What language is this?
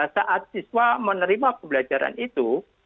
Indonesian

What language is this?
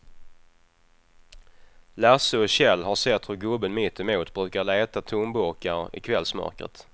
Swedish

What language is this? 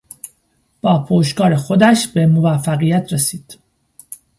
Persian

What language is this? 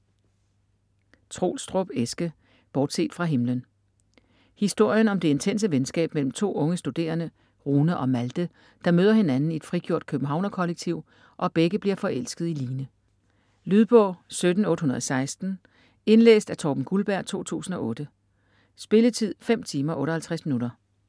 Danish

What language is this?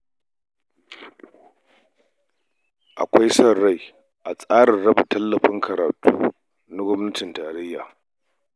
Hausa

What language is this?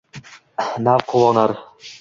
Uzbek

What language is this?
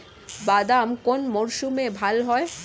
Bangla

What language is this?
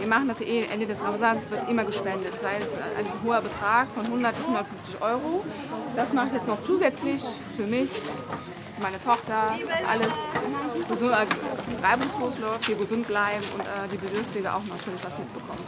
German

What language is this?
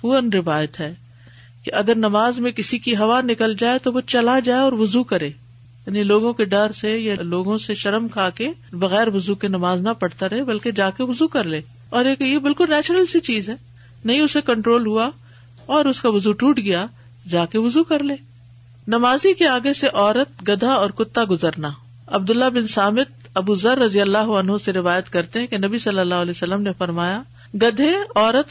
Urdu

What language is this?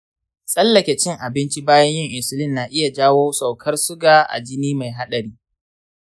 Hausa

